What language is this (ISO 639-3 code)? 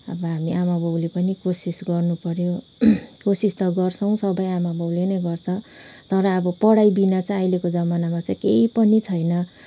nep